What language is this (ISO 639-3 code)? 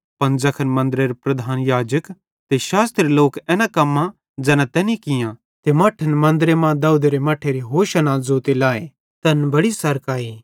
bhd